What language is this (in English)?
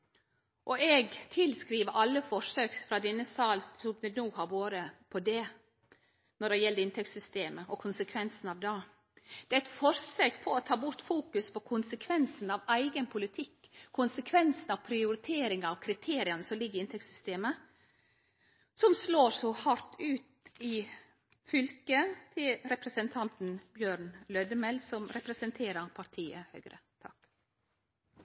Norwegian Nynorsk